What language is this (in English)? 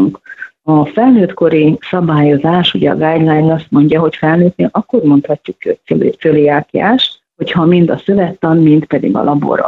Hungarian